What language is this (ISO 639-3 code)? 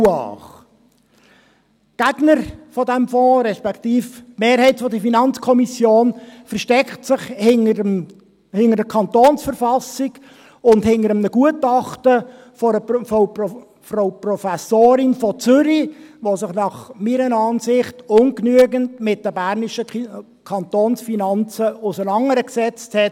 gsw